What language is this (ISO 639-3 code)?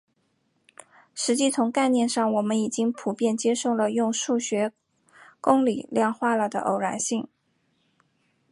zho